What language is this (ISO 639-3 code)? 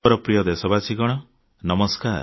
ori